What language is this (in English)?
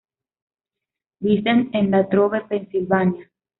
Spanish